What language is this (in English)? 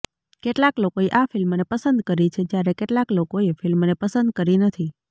Gujarati